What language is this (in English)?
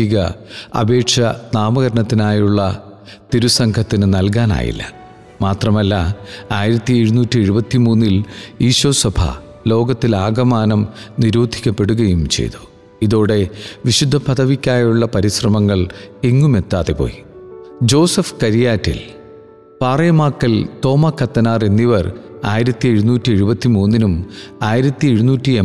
Malayalam